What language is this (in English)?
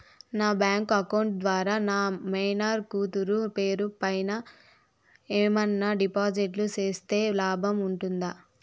Telugu